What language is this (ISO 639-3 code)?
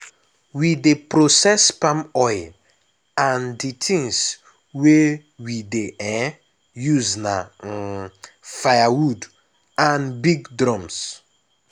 pcm